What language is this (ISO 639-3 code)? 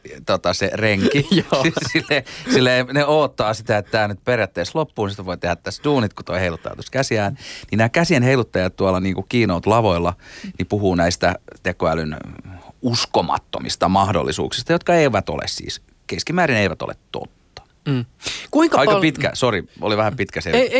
fin